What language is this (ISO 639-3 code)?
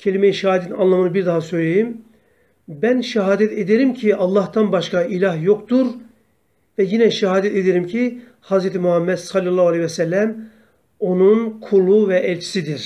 tur